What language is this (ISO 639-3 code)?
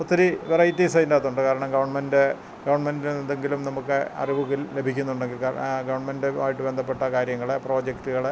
mal